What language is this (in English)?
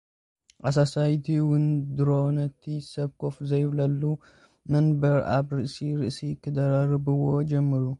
Tigrinya